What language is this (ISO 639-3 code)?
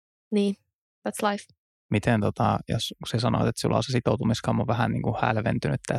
fin